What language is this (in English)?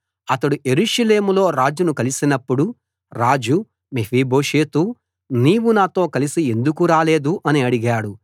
Telugu